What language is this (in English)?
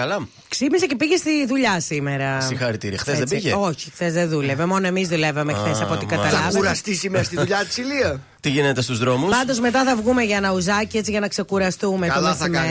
Greek